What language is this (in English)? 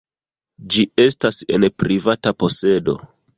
Esperanto